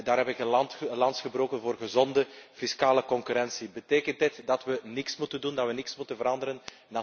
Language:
Dutch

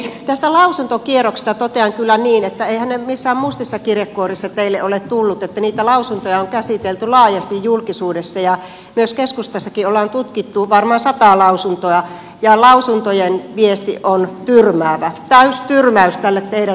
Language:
Finnish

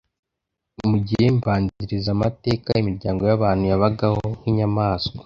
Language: Kinyarwanda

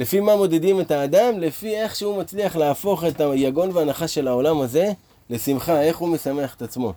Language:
Hebrew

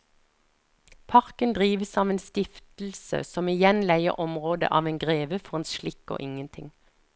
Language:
Norwegian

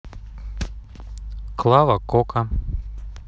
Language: Russian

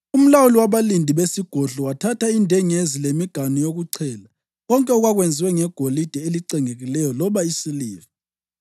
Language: North Ndebele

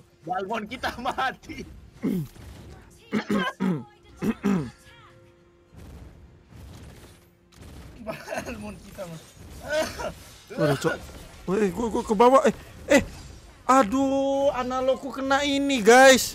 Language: Indonesian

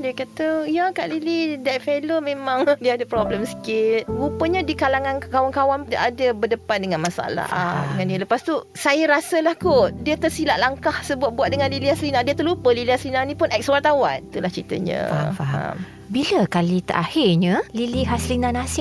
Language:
Malay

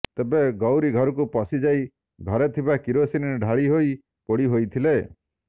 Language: Odia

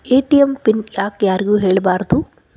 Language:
Kannada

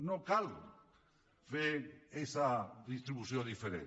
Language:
Catalan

